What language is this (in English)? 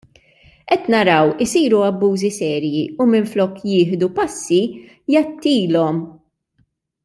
Maltese